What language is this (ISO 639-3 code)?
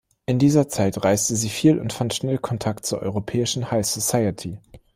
deu